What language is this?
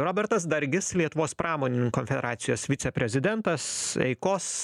Lithuanian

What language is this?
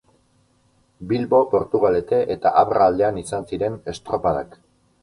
Basque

